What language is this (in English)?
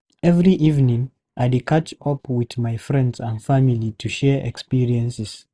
Nigerian Pidgin